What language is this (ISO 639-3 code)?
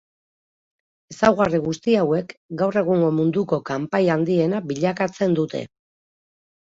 eus